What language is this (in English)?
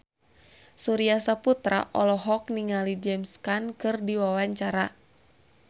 Sundanese